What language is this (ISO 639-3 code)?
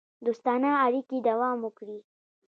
pus